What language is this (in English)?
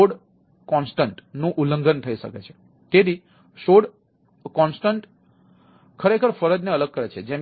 Gujarati